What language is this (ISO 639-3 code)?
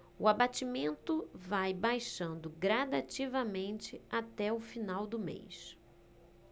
por